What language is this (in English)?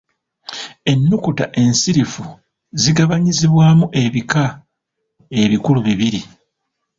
Ganda